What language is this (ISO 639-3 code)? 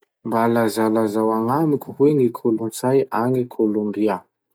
msh